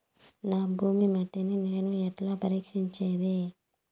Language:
Telugu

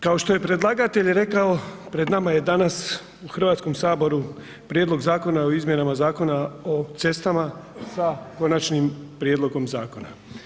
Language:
Croatian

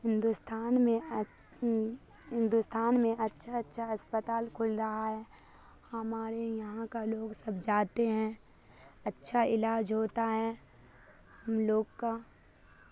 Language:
Urdu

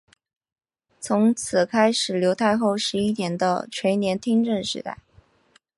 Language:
Chinese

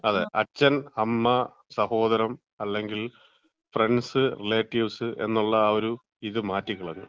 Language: Malayalam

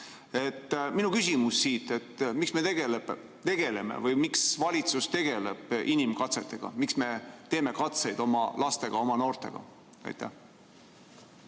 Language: Estonian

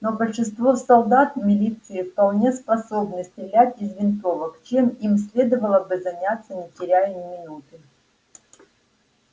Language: Russian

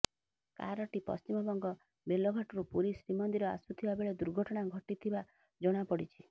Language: Odia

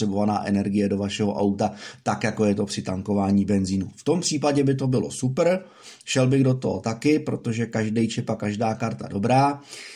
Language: Czech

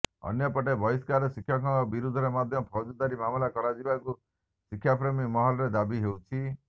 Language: Odia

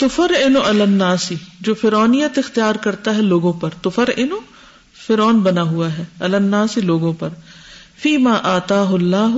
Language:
Urdu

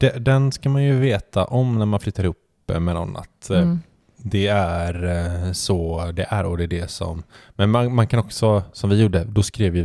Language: Swedish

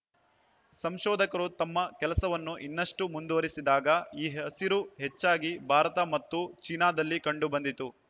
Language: Kannada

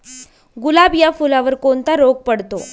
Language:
Marathi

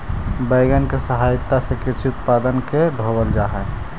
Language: Magahi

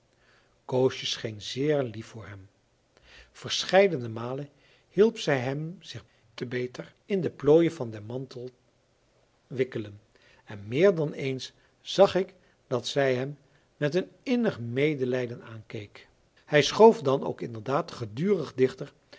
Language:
Dutch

